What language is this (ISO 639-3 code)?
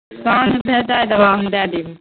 mai